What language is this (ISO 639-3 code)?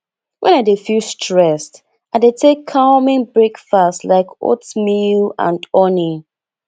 pcm